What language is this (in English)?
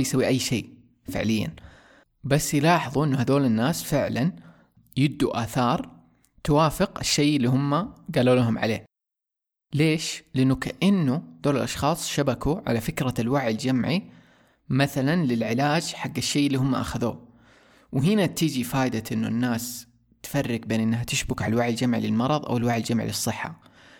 Arabic